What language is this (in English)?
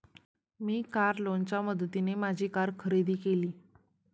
Marathi